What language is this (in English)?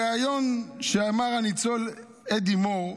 Hebrew